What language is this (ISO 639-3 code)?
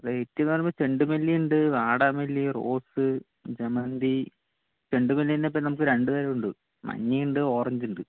mal